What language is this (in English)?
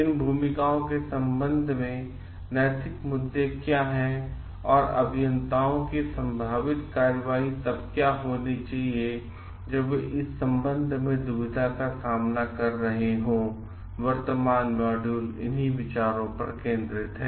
Hindi